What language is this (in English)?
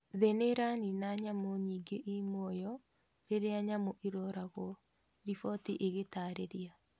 Kikuyu